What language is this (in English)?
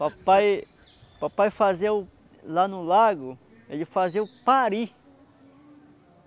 Portuguese